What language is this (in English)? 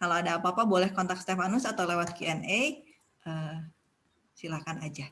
Indonesian